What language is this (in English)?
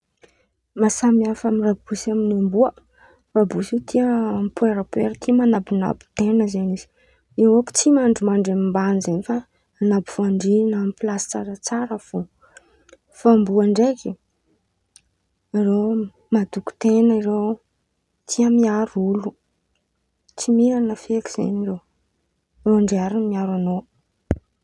Antankarana Malagasy